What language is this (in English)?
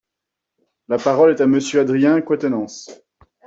French